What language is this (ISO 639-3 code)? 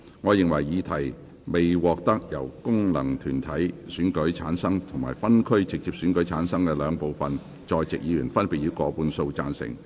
yue